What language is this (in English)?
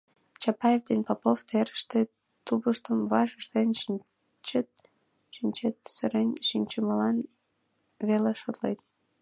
Mari